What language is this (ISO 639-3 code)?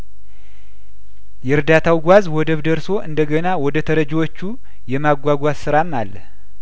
amh